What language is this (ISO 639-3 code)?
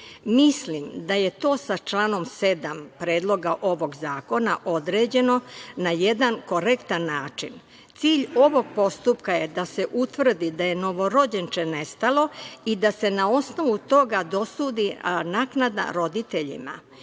srp